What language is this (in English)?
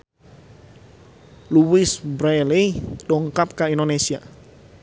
Sundanese